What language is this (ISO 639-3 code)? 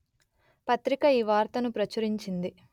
tel